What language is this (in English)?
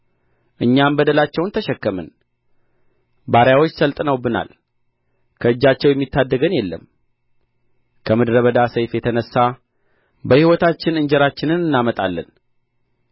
Amharic